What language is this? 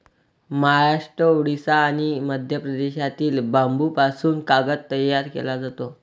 Marathi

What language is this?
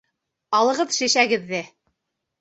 Bashkir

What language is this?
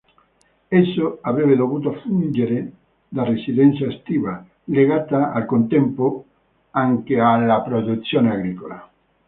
Italian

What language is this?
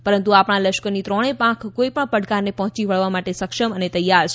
Gujarati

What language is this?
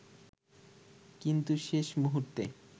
Bangla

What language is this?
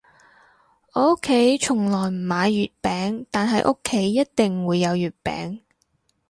Cantonese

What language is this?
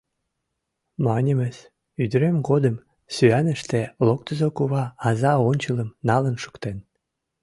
Mari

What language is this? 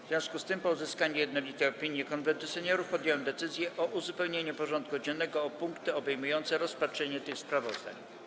Polish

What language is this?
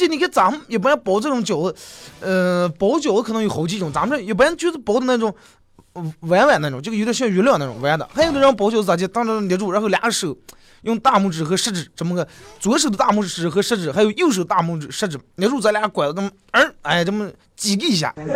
Chinese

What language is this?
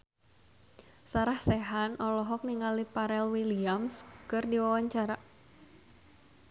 Sundanese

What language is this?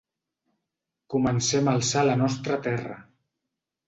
Catalan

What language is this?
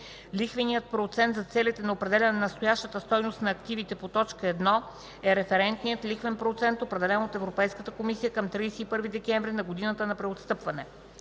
Bulgarian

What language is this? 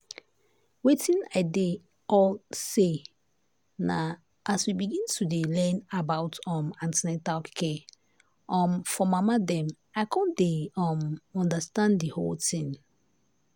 Nigerian Pidgin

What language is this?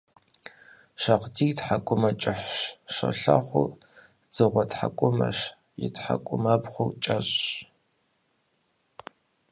Kabardian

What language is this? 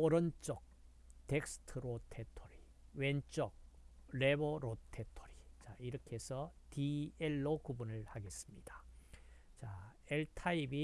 Korean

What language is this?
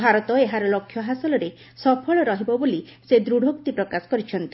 Odia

